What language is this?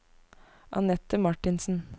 Norwegian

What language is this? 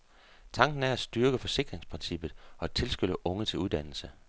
Danish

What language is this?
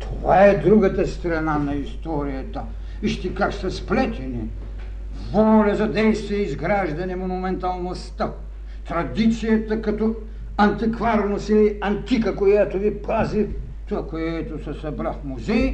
Bulgarian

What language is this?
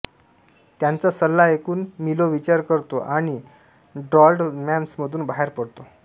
Marathi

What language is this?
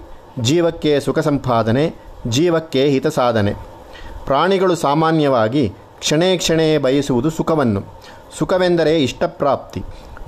Kannada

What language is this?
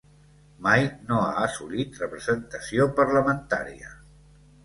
Catalan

